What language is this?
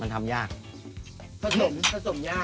Thai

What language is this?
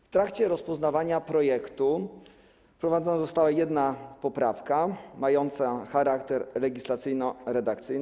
Polish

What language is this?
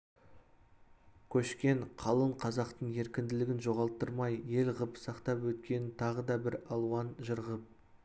Kazakh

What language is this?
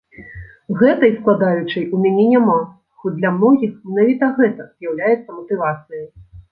Belarusian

